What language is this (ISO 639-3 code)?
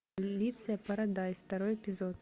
rus